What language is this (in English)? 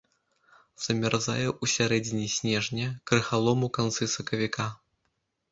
Belarusian